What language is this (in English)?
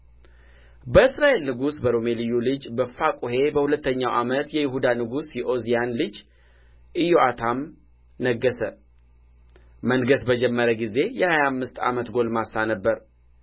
Amharic